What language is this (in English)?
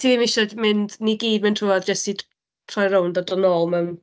Welsh